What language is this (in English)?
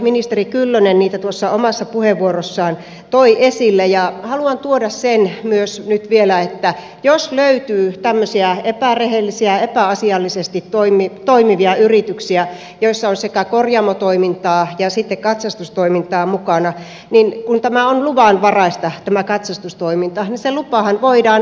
Finnish